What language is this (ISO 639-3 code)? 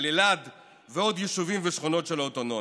heb